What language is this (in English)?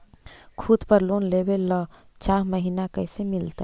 Magahi